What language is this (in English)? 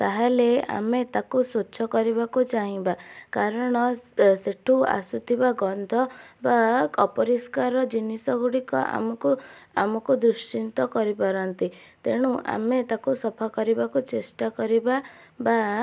Odia